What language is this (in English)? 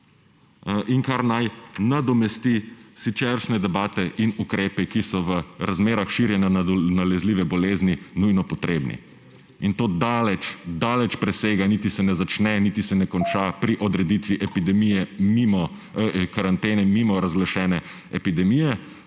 Slovenian